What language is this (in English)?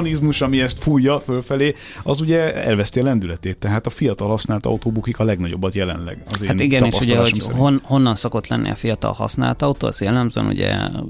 Hungarian